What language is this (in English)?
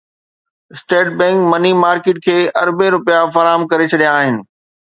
Sindhi